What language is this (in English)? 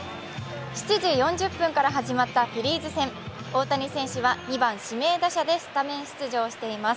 Japanese